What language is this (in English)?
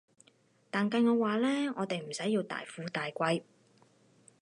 Cantonese